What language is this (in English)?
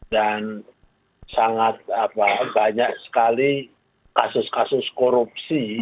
Indonesian